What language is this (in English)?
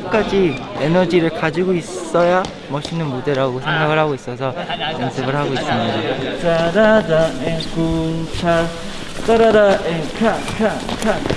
Korean